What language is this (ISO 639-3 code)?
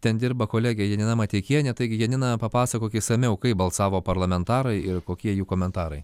lit